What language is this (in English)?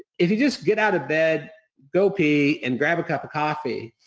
English